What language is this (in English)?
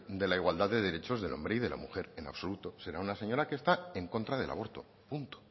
Spanish